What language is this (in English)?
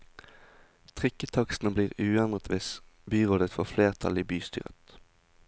Norwegian